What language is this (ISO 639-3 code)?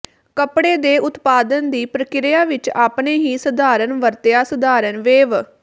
pan